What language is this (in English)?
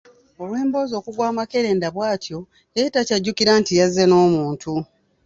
Ganda